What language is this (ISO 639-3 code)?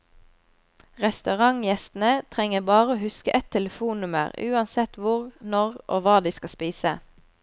nor